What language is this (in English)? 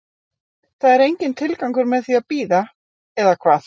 Icelandic